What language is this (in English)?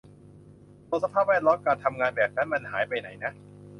Thai